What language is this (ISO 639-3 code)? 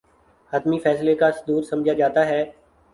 urd